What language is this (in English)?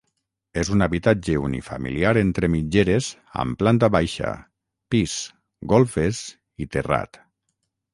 Catalan